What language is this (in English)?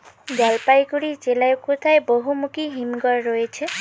Bangla